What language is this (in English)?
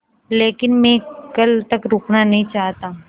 Hindi